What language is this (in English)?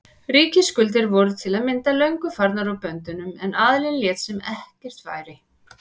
Icelandic